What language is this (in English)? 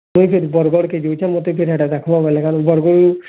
Odia